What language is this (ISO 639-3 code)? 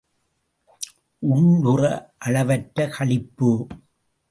tam